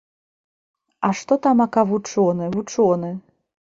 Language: Belarusian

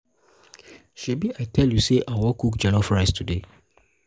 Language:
Nigerian Pidgin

